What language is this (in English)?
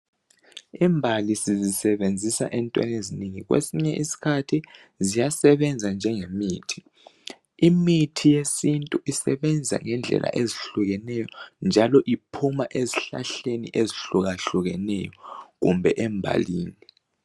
North Ndebele